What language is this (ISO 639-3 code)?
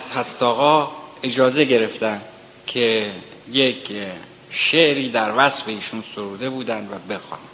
fas